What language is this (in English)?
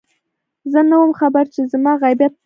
Pashto